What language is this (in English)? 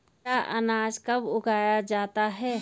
Hindi